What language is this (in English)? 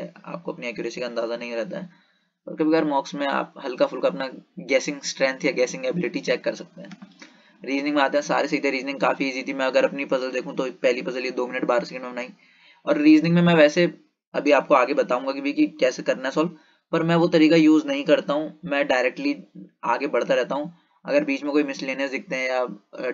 Hindi